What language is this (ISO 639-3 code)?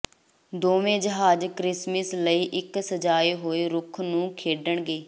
pan